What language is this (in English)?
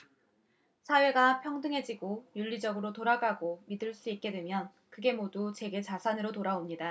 Korean